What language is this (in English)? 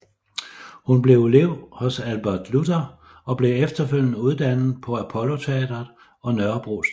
Danish